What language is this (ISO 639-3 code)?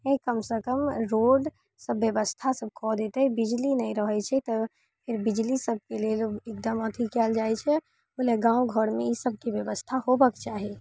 mai